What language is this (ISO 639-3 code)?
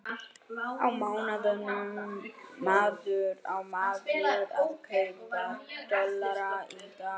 isl